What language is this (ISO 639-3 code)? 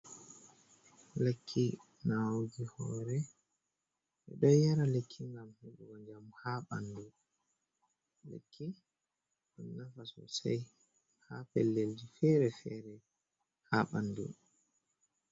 ful